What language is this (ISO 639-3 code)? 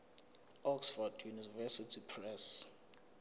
zul